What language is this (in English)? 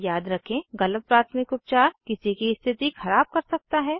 Hindi